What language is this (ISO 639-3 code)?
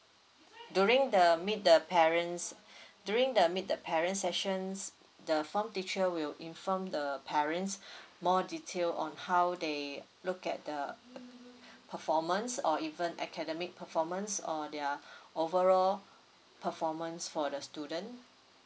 eng